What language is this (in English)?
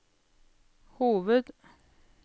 Norwegian